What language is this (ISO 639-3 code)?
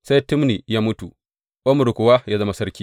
hau